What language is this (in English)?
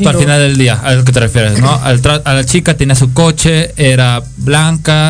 Spanish